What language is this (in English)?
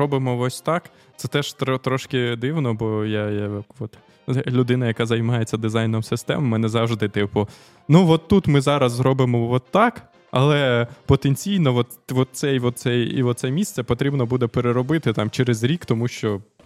Ukrainian